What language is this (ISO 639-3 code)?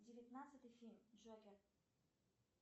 rus